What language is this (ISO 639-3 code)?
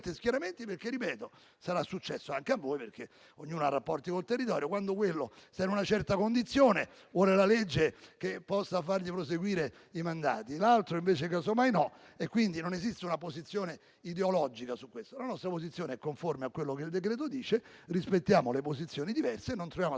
ita